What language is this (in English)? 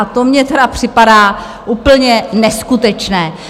Czech